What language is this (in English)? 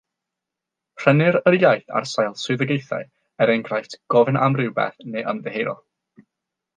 Welsh